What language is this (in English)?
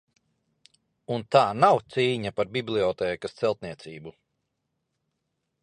Latvian